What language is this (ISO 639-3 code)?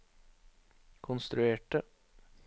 nor